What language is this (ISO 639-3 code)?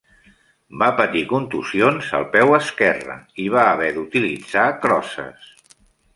cat